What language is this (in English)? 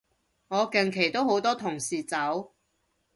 Cantonese